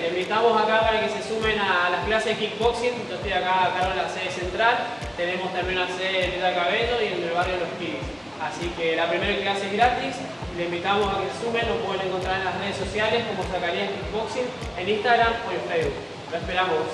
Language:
Spanish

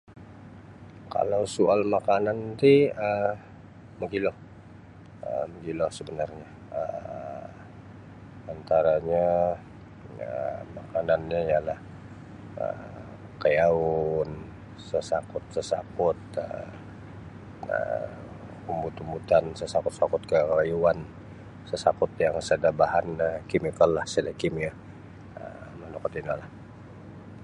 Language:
Sabah Bisaya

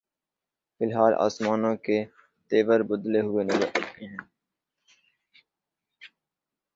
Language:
Urdu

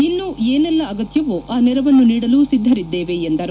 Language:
Kannada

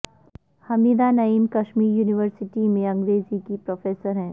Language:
Urdu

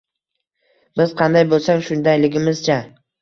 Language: Uzbek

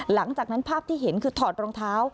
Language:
Thai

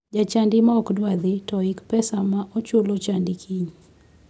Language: Luo (Kenya and Tanzania)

